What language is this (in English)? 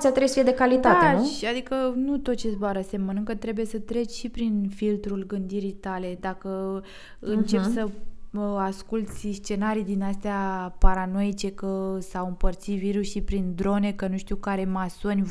Romanian